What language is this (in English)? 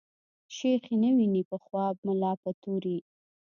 Pashto